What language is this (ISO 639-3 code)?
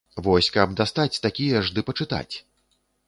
bel